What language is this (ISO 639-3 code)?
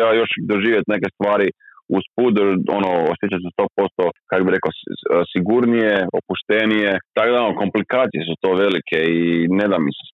hrv